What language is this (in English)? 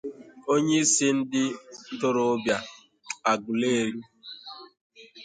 Igbo